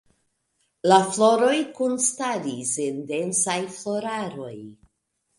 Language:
Esperanto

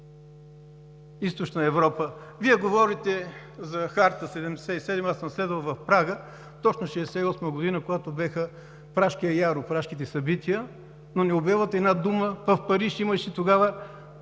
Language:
Bulgarian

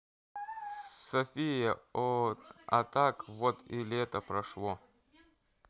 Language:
Russian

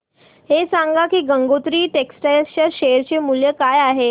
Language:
Marathi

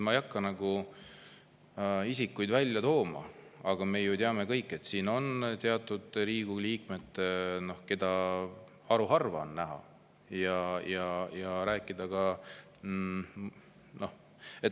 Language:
Estonian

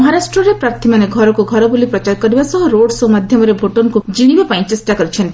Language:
Odia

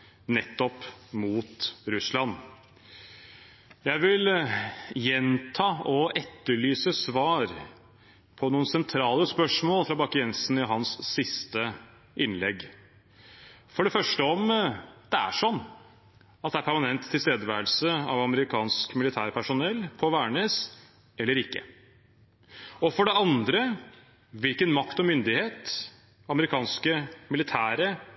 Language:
Norwegian Bokmål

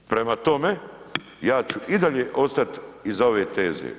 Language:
Croatian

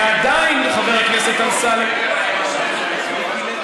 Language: Hebrew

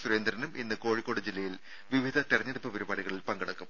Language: Malayalam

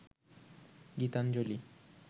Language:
Bangla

